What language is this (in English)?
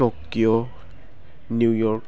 Bodo